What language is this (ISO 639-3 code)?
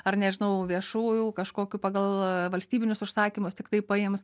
lit